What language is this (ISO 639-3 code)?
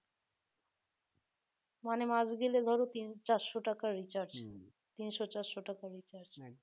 ben